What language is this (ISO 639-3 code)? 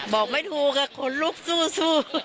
tha